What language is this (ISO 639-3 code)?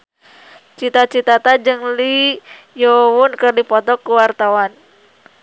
sun